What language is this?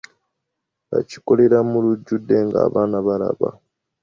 Ganda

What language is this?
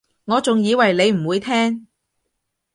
Cantonese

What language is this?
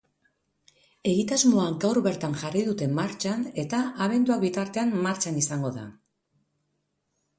Basque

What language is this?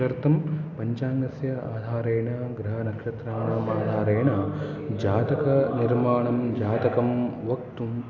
Sanskrit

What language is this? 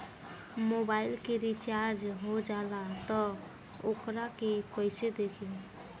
Bhojpuri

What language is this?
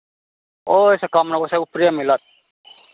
Maithili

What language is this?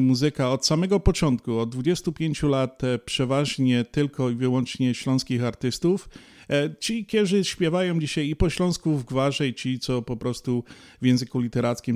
Polish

